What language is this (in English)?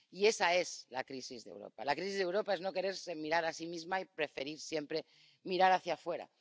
Spanish